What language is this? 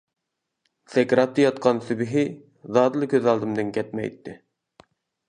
Uyghur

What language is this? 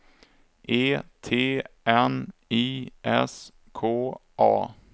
Swedish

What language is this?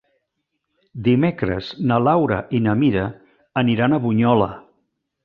Catalan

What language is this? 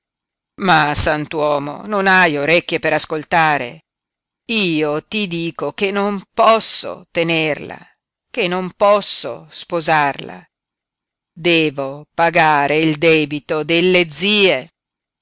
Italian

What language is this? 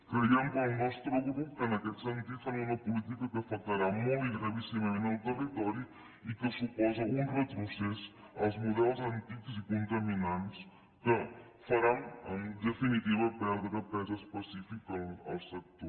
Catalan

